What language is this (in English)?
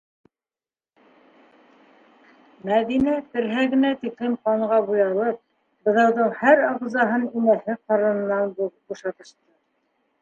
Bashkir